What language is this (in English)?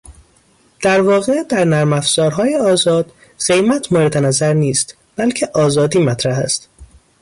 Persian